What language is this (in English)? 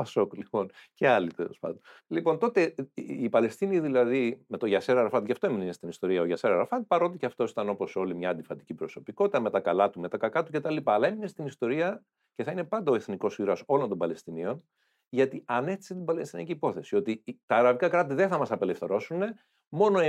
Greek